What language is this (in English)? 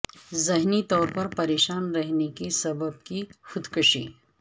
Urdu